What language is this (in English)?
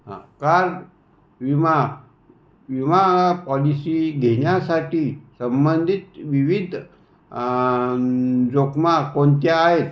Marathi